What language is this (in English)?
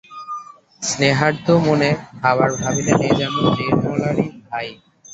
Bangla